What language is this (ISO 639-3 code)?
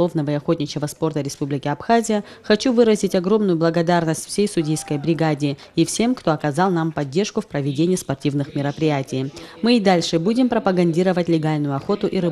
rus